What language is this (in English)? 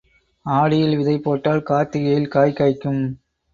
Tamil